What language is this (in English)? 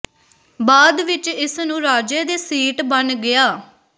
Punjabi